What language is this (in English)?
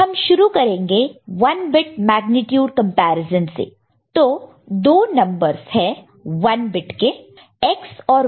Hindi